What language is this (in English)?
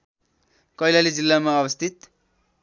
Nepali